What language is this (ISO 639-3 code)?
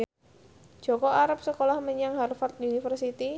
jav